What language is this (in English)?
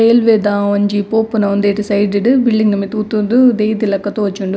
Tulu